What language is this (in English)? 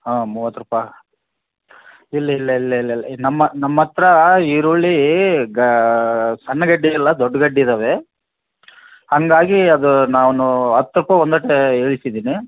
Kannada